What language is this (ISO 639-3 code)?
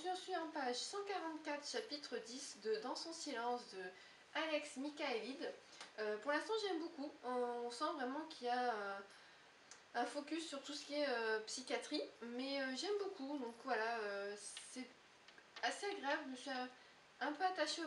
fra